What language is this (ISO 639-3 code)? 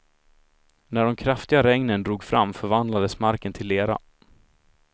swe